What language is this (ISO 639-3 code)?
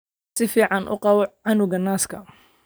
som